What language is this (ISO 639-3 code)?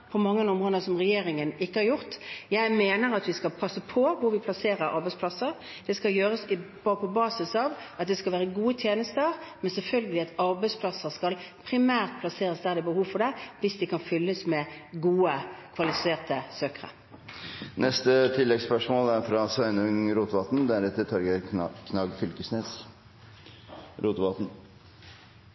nor